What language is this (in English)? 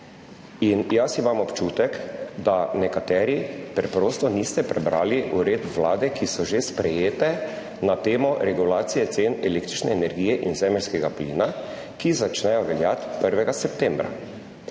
Slovenian